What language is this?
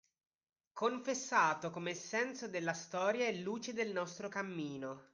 Italian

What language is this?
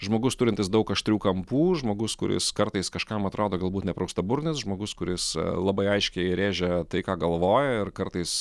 Lithuanian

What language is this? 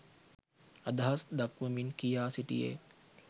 Sinhala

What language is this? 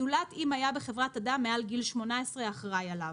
Hebrew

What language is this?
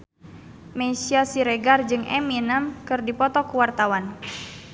Sundanese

